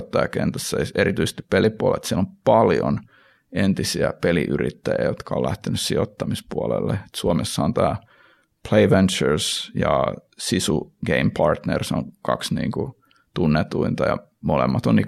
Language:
Finnish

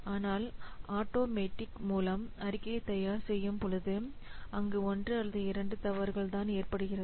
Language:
Tamil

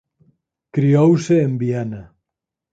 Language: Galician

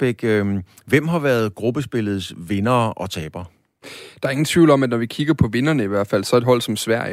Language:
Danish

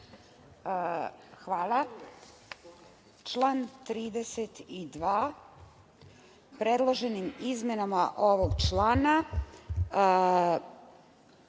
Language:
Serbian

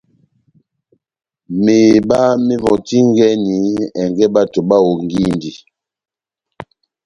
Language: Batanga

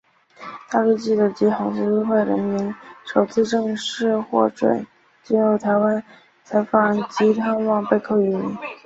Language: Chinese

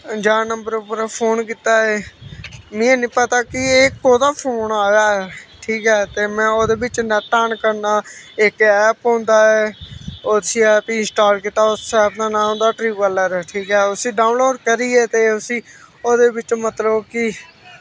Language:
Dogri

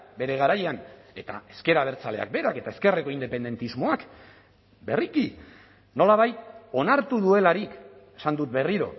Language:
Basque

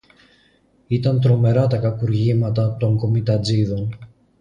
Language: Greek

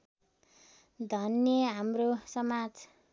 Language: Nepali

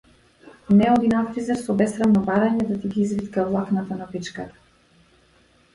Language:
Macedonian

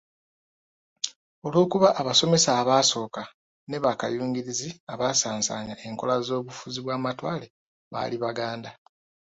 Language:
Ganda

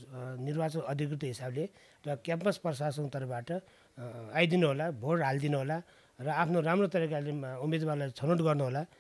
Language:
Romanian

